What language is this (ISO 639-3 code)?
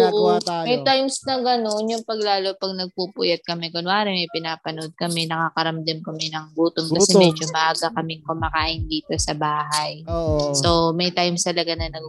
fil